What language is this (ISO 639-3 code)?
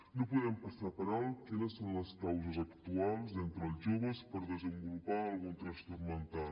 cat